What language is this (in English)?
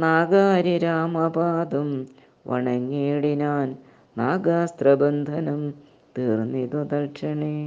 Malayalam